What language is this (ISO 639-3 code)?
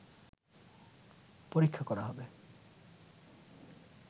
ben